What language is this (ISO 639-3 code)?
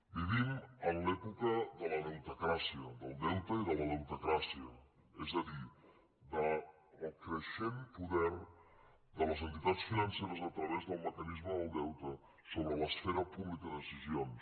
cat